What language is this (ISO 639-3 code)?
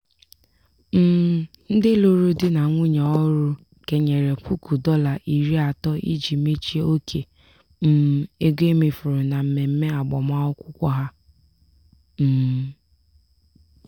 ibo